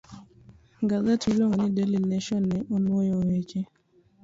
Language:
Luo (Kenya and Tanzania)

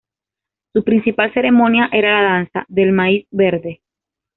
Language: Spanish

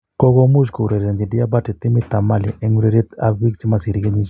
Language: Kalenjin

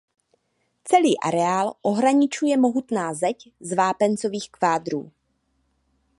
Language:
Czech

